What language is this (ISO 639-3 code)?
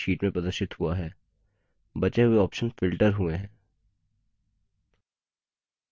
hin